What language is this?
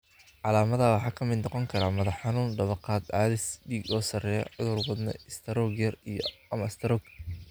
Somali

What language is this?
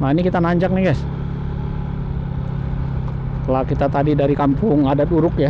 Indonesian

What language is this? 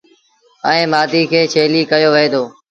Sindhi Bhil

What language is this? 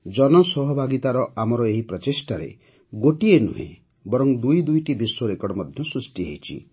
Odia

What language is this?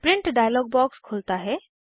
Hindi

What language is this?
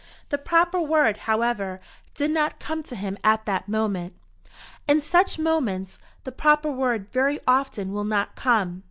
English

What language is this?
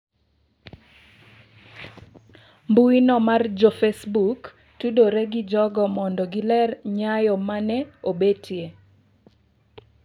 Luo (Kenya and Tanzania)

